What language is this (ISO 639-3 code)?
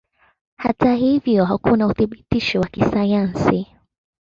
swa